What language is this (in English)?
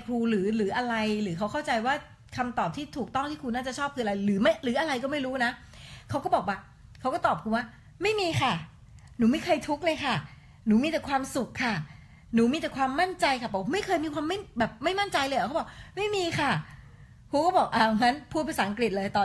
Thai